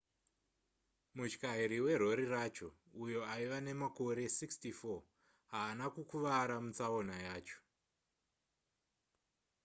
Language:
Shona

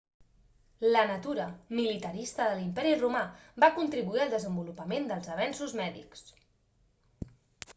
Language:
Catalan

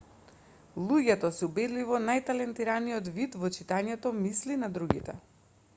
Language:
Macedonian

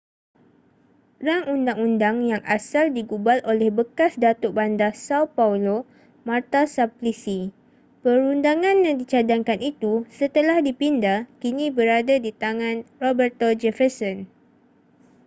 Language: Malay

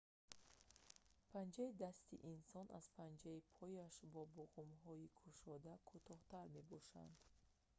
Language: Tajik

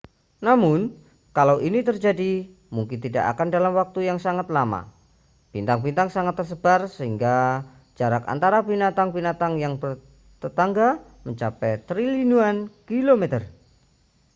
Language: Indonesian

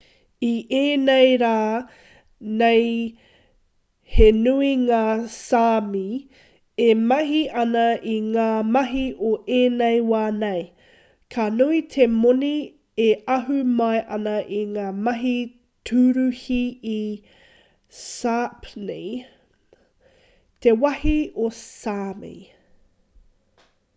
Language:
Māori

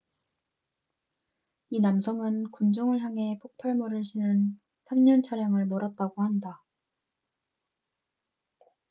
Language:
Korean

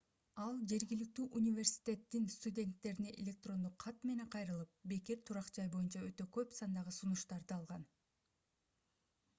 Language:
Kyrgyz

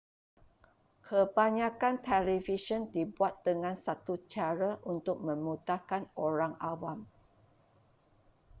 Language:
Malay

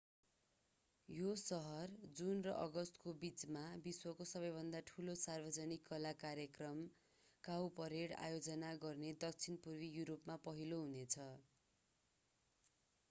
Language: Nepali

